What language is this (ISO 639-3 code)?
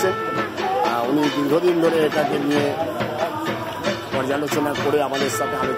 kor